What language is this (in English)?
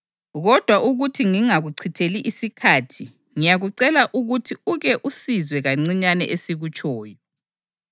North Ndebele